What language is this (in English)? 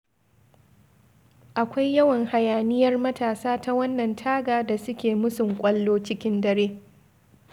Hausa